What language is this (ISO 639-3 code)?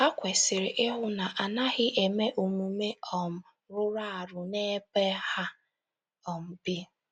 ibo